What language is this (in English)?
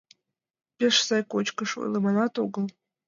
Mari